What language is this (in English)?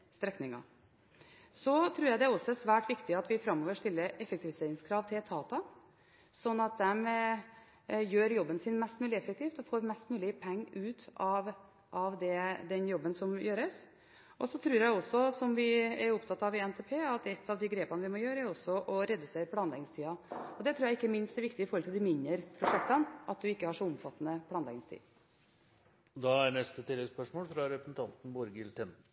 Norwegian